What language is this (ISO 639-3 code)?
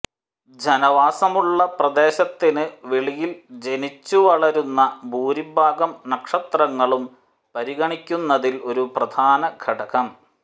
mal